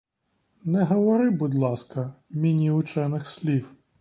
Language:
Ukrainian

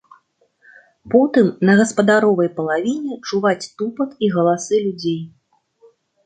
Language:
Belarusian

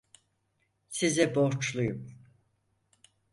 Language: Turkish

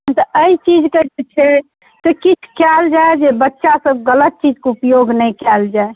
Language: Maithili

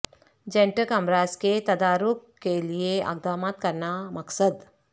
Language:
Urdu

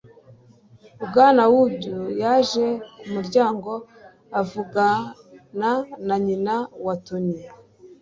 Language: Kinyarwanda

